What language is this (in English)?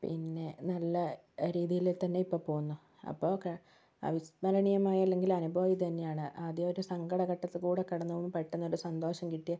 Malayalam